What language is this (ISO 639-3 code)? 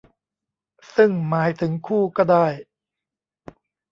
tha